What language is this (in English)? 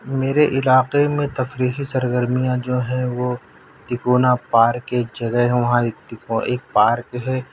Urdu